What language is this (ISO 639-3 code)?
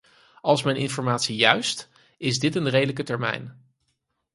nld